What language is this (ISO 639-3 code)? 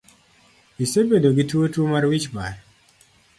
luo